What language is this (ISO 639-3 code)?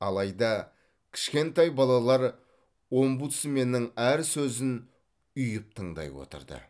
kaz